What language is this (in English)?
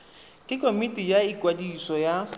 Tswana